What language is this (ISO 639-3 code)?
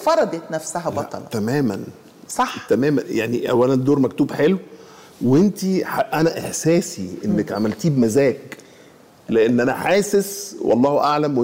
ara